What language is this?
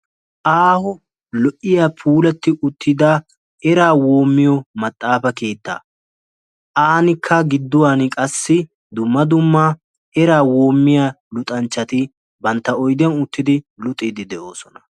Wolaytta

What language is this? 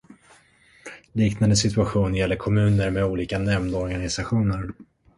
Swedish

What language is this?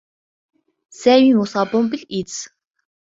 Arabic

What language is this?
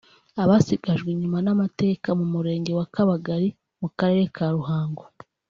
Kinyarwanda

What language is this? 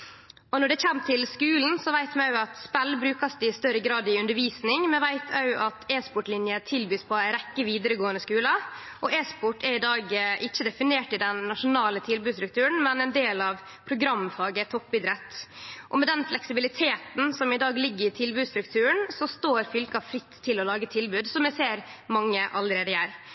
Norwegian Nynorsk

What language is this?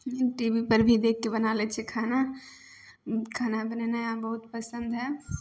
Maithili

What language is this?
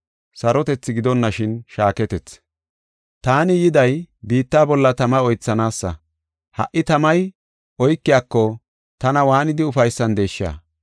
Gofa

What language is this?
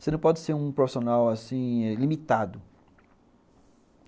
Portuguese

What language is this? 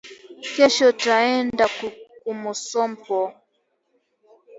Swahili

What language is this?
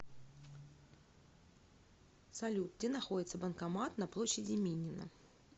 Russian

